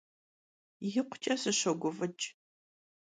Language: Kabardian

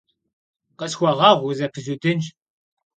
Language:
Kabardian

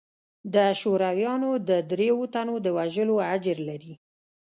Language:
Pashto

